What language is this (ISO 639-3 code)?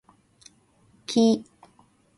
jpn